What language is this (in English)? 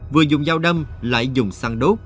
Vietnamese